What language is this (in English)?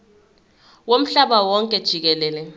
Zulu